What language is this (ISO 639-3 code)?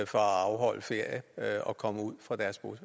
dan